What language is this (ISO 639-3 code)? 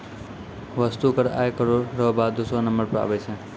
mai